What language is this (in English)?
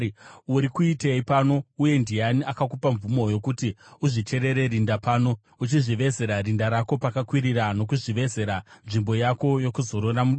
Shona